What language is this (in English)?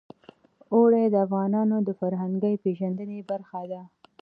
Pashto